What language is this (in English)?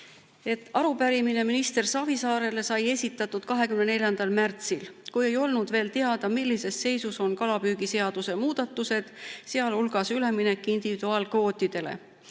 Estonian